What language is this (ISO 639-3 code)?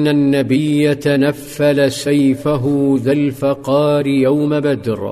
ara